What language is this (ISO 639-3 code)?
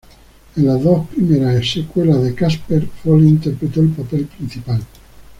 spa